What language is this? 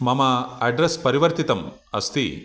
Sanskrit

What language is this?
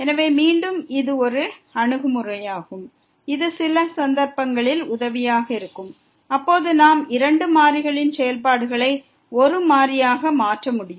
Tamil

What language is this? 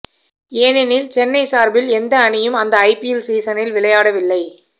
Tamil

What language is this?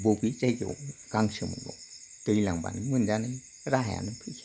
Bodo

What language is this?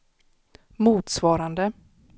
Swedish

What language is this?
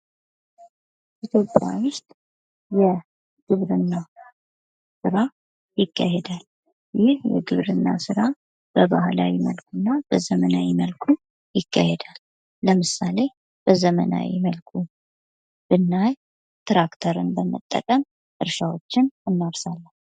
Amharic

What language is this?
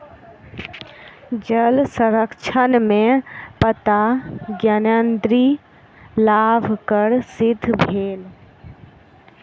Maithili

